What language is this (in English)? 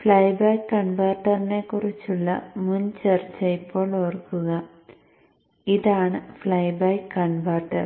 Malayalam